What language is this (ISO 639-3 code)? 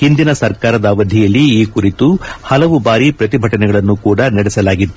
kan